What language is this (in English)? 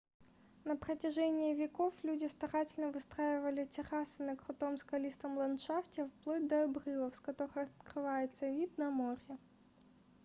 Russian